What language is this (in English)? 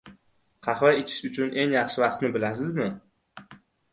Uzbek